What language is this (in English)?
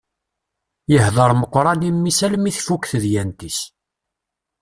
Kabyle